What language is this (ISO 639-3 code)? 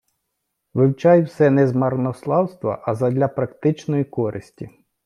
ukr